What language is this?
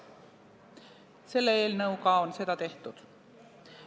Estonian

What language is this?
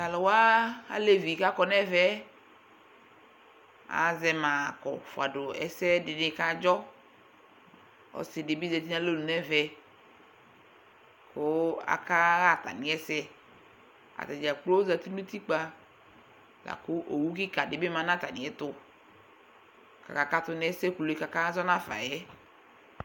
Ikposo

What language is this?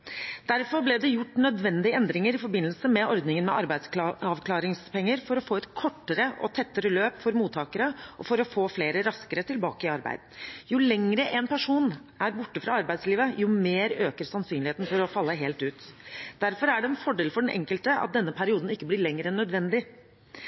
Norwegian Bokmål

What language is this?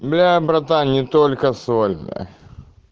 Russian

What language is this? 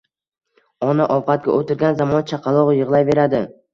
Uzbek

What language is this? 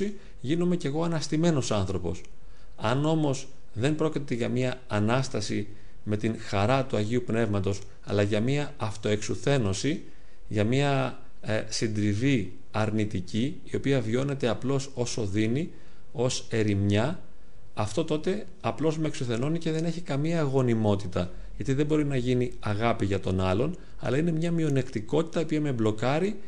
Greek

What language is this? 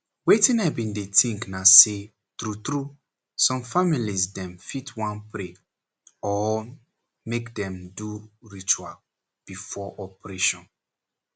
Nigerian Pidgin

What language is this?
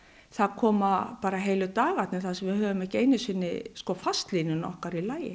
Icelandic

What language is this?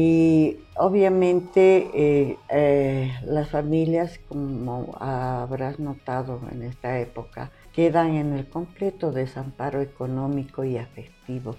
Spanish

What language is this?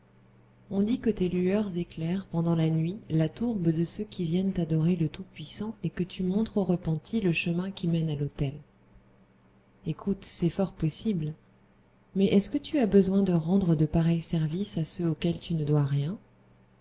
French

